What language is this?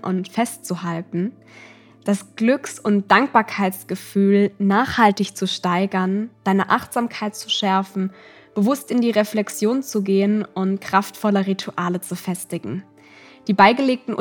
German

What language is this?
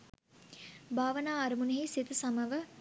Sinhala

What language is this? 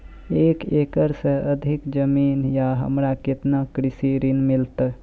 Maithili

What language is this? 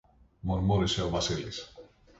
Greek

